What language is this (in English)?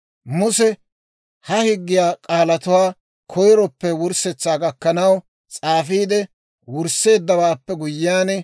Dawro